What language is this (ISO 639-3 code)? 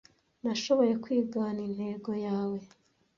kin